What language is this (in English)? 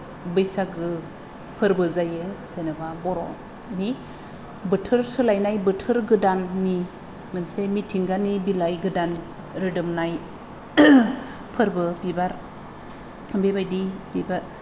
Bodo